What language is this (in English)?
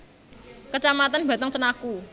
Javanese